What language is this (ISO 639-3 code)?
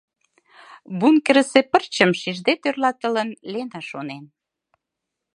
chm